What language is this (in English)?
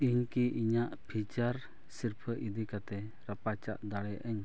Santali